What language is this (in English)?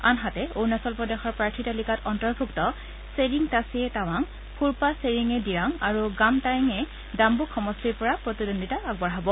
Assamese